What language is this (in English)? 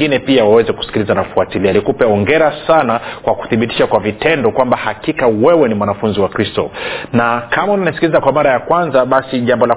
Swahili